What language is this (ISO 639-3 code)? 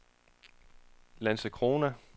dan